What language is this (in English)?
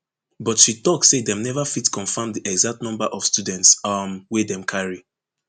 Nigerian Pidgin